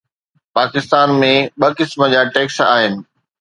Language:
Sindhi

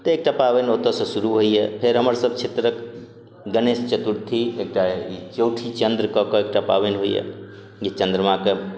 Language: Maithili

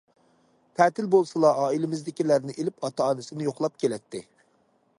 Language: Uyghur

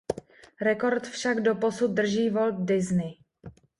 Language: Czech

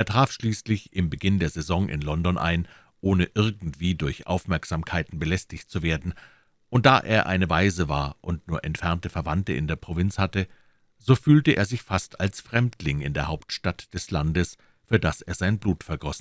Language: German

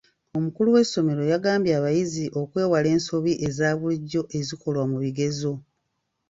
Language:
Ganda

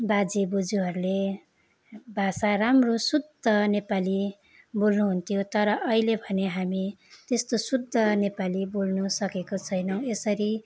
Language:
Nepali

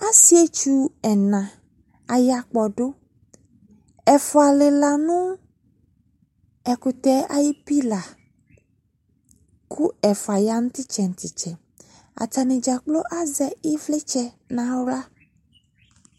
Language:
Ikposo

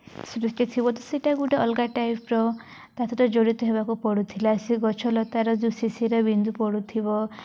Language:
Odia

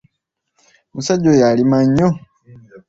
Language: Ganda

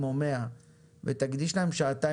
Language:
Hebrew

